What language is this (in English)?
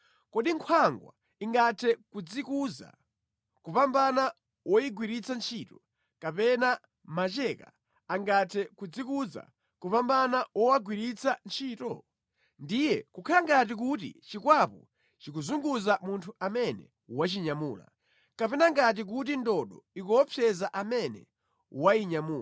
Nyanja